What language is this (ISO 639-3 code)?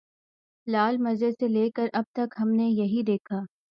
urd